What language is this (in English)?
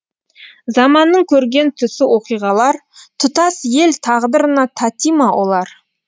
Kazakh